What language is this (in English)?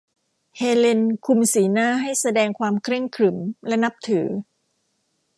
Thai